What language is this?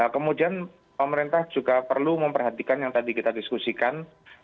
Indonesian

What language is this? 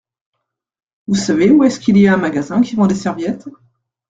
French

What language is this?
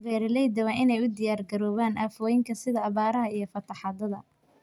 Somali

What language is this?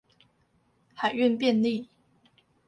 Chinese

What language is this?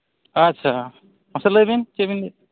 Santali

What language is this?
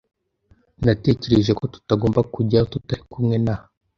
Kinyarwanda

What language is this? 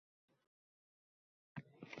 Uzbek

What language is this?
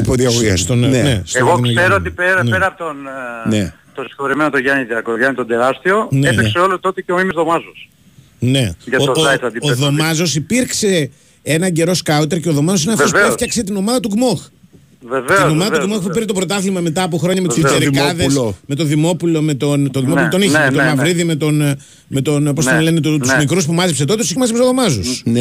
Greek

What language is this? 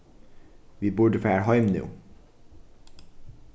Faroese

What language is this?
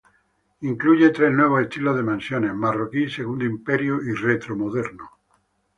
Spanish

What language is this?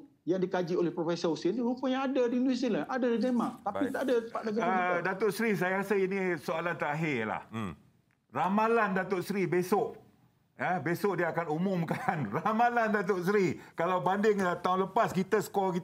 Malay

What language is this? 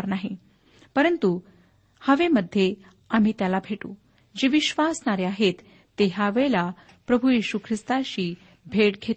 Marathi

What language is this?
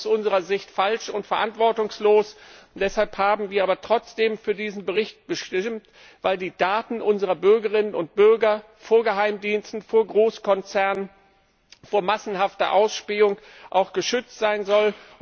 German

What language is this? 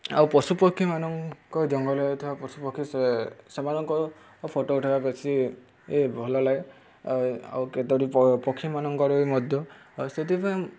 Odia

